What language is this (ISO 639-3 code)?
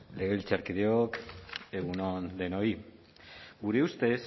eus